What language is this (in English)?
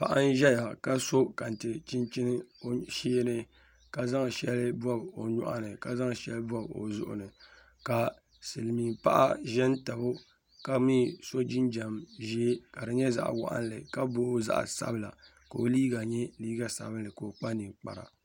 Dagbani